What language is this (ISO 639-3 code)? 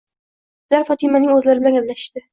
uzb